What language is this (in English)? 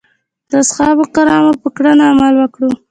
Pashto